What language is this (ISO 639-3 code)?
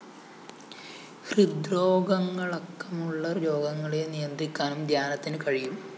mal